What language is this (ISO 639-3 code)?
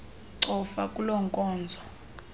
xho